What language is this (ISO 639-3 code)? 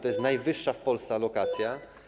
pol